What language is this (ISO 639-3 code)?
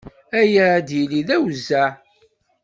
kab